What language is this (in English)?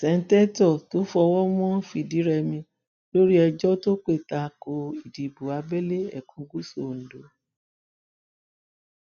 Yoruba